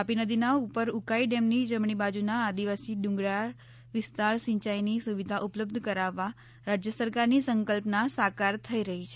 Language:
Gujarati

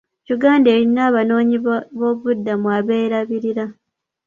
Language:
Ganda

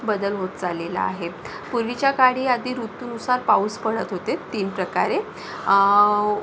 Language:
Marathi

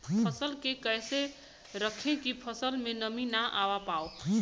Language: Bhojpuri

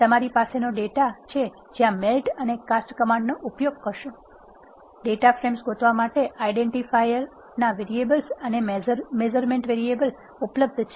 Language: Gujarati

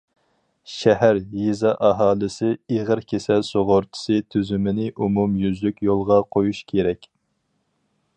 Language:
Uyghur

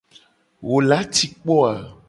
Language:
Gen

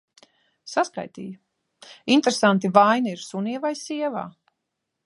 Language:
Latvian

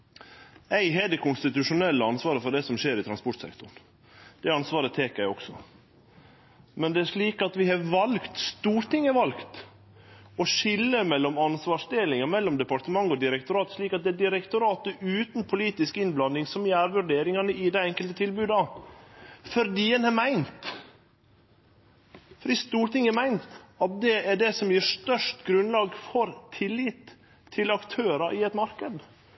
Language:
Norwegian Nynorsk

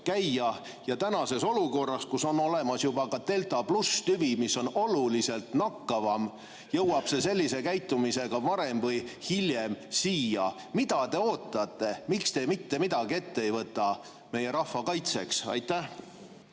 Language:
Estonian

